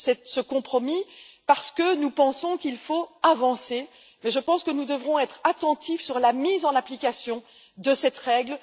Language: French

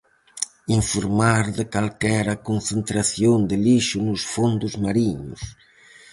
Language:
Galician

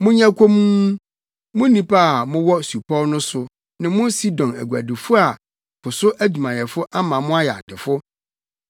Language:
Akan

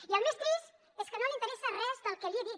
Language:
Catalan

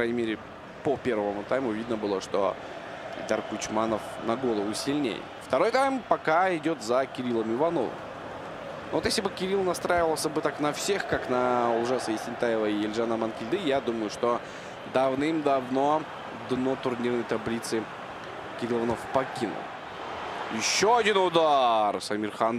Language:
Russian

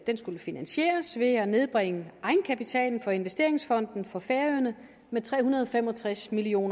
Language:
Danish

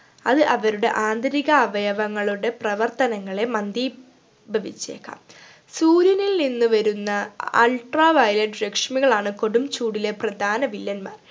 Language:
Malayalam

